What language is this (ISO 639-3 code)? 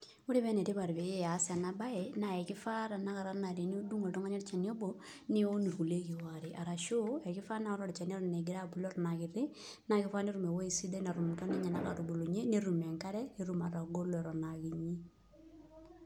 mas